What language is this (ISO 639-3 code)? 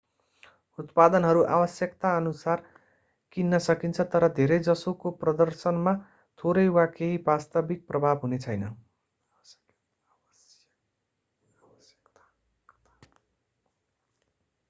nep